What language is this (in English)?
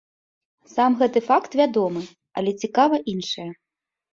Belarusian